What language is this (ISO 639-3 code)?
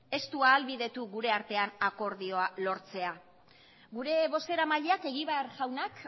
eus